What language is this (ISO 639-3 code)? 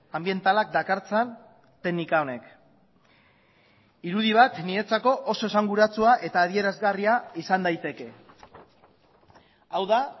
eus